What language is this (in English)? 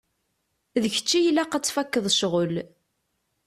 Kabyle